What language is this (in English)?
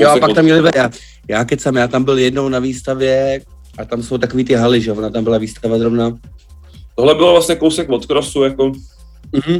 Czech